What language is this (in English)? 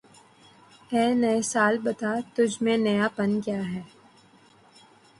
Urdu